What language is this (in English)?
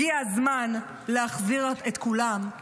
Hebrew